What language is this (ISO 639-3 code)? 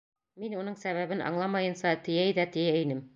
bak